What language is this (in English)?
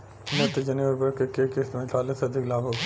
Bhojpuri